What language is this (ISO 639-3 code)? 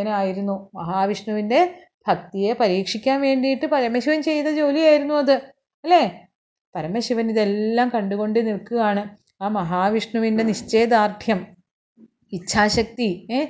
mal